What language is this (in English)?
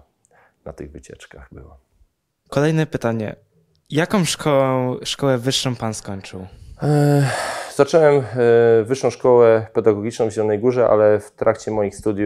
Polish